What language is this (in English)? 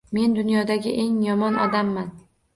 Uzbek